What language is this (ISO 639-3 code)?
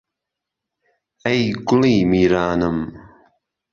ckb